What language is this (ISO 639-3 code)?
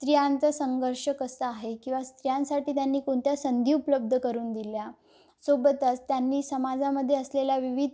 mar